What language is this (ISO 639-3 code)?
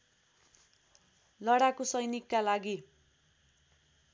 nep